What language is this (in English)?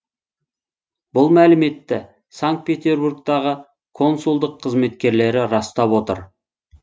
Kazakh